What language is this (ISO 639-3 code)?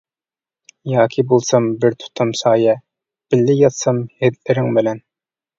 uig